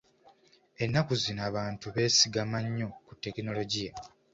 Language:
Ganda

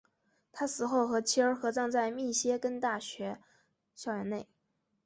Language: Chinese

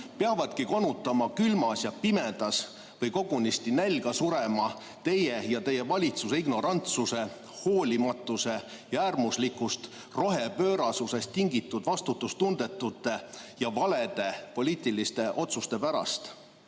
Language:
Estonian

